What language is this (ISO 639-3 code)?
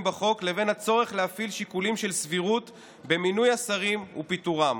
heb